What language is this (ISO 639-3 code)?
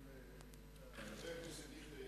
heb